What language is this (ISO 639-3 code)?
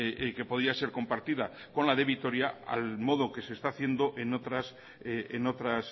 spa